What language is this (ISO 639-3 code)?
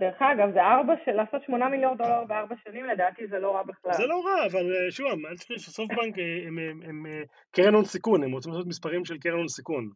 heb